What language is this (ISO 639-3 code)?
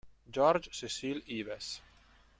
ita